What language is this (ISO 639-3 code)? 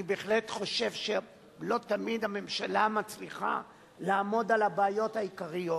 heb